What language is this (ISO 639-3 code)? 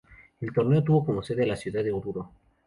spa